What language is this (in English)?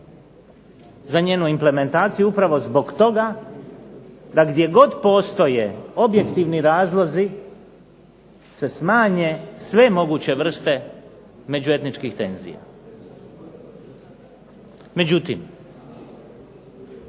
Croatian